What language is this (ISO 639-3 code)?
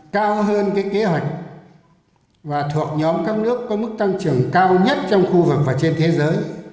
vie